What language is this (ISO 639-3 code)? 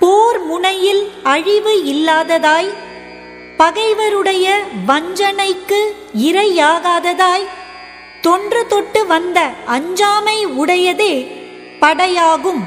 tam